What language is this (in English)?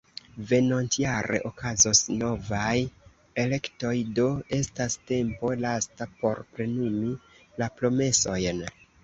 Esperanto